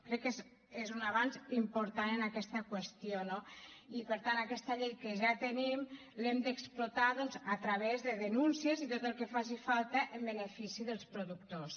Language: Catalan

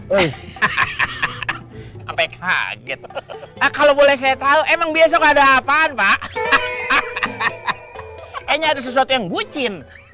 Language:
Indonesian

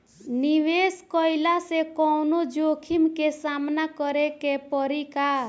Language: Bhojpuri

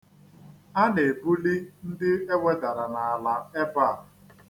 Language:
Igbo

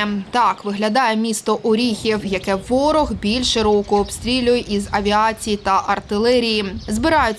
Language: Ukrainian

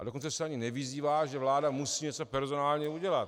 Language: Czech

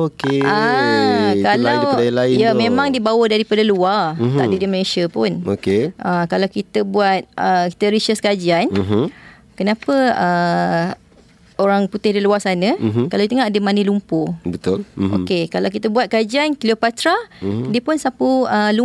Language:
Malay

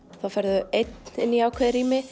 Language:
Icelandic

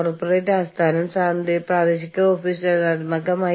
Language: Malayalam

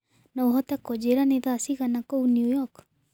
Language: Kikuyu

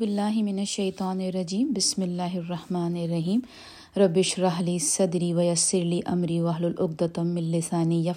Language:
Urdu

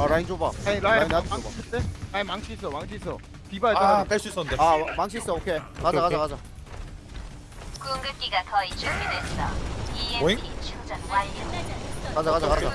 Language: Korean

